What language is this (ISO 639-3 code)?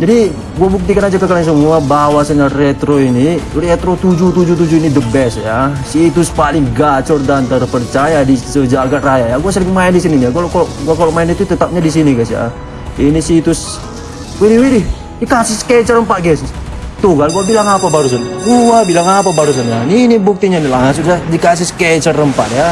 ind